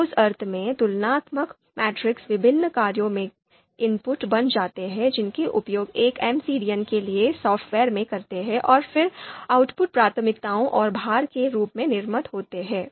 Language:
Hindi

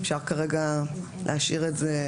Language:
Hebrew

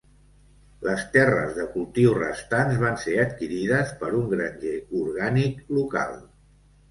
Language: Catalan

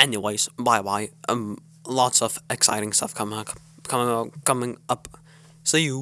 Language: English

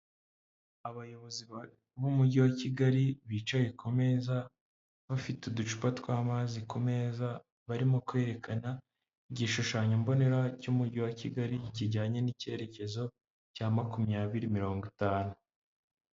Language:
Kinyarwanda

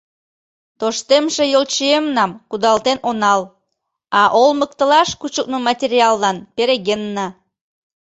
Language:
Mari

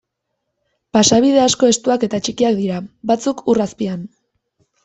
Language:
Basque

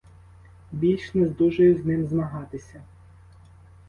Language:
Ukrainian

